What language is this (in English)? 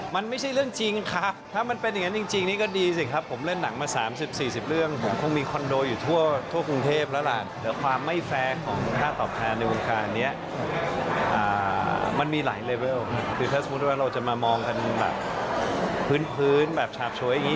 Thai